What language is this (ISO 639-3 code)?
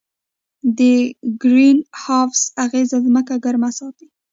pus